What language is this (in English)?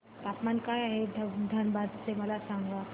Marathi